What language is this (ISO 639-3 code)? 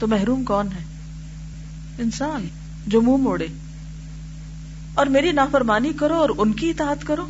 urd